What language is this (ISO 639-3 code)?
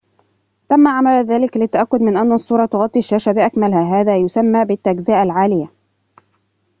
ara